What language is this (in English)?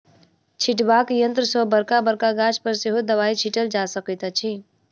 Maithili